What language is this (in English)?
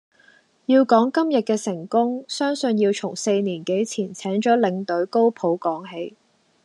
Cantonese